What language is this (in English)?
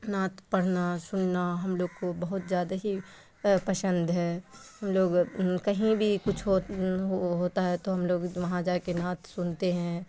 Urdu